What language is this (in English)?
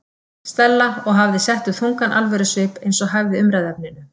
Icelandic